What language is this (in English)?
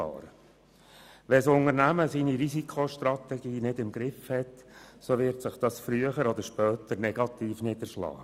Swiss German